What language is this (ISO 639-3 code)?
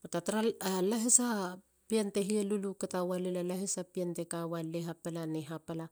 hla